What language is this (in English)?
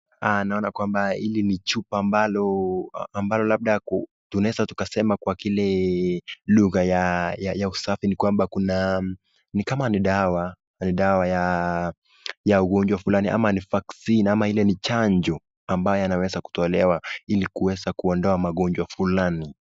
Swahili